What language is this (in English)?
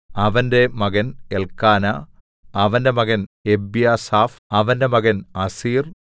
Malayalam